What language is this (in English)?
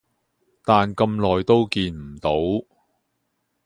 Cantonese